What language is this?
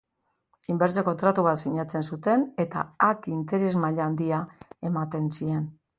Basque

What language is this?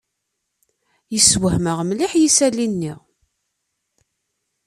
Kabyle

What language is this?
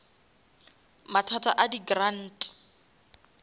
Northern Sotho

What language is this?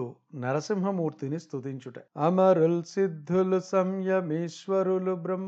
Telugu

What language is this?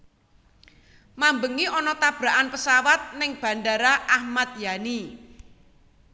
Javanese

